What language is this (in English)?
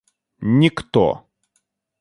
Russian